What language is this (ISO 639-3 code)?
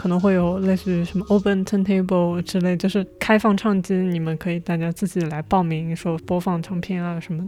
zho